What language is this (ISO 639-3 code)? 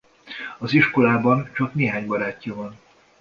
hun